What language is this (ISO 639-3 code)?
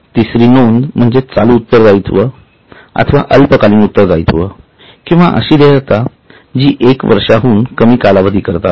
mar